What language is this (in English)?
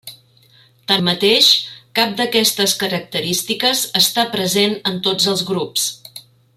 Catalan